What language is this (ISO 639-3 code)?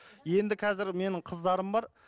kaz